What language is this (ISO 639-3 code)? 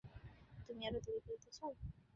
ben